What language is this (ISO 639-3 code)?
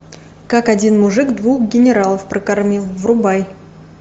rus